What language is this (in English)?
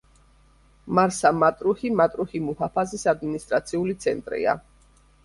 Georgian